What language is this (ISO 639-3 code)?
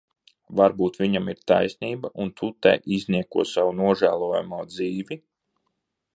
lav